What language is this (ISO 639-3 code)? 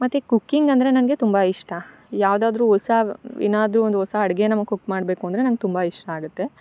kan